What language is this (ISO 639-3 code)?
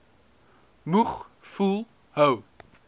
afr